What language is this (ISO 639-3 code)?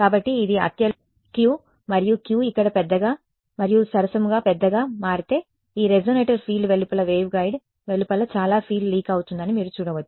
tel